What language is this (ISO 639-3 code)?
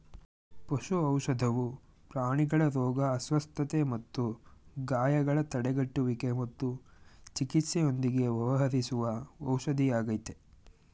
kan